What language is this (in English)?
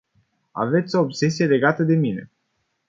Romanian